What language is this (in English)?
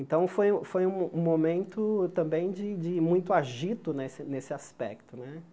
Portuguese